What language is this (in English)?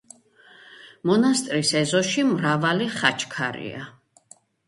Georgian